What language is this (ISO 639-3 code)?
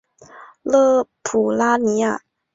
zho